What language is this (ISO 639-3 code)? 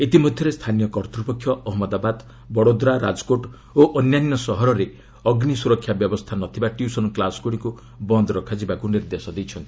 ori